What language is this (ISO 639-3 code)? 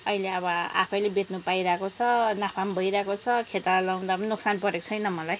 nep